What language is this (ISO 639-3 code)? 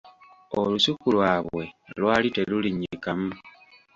lug